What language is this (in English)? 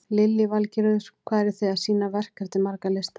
Icelandic